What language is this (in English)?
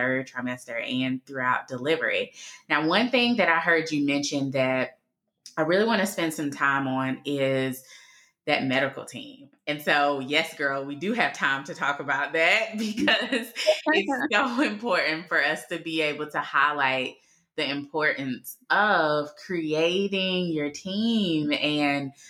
English